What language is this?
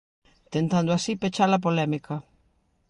Galician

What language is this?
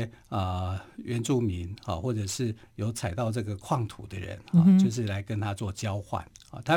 Chinese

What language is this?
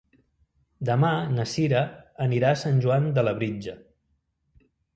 Catalan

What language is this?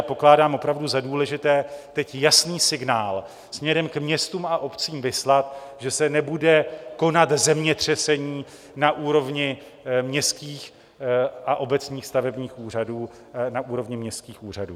Czech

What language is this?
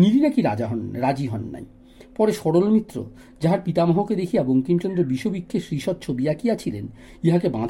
Bangla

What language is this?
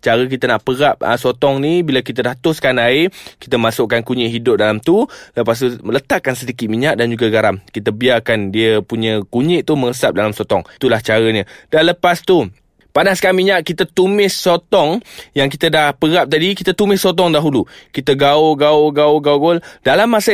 Malay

